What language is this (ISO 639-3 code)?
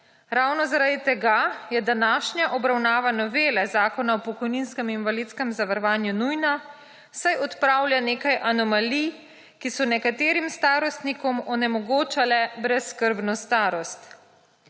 slv